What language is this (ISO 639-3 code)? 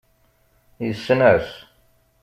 kab